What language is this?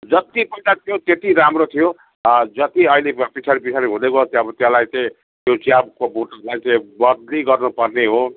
Nepali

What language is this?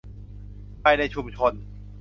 Thai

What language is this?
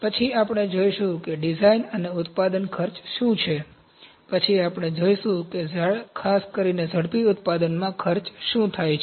Gujarati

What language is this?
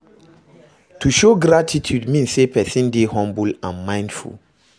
Nigerian Pidgin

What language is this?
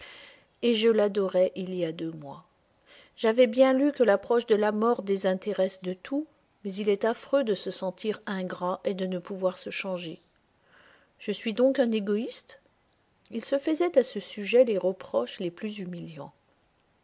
French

